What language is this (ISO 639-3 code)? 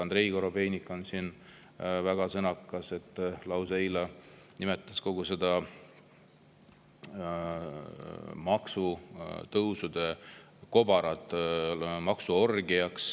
est